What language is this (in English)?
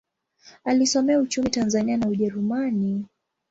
Swahili